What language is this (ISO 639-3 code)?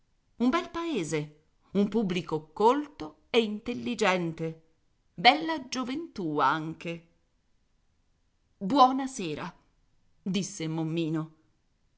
ita